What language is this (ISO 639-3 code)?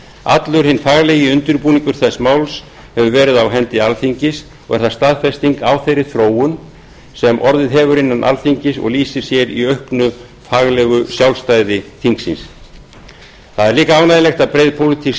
isl